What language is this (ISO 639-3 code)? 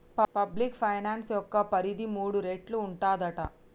tel